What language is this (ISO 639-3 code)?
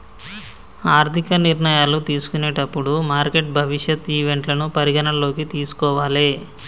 tel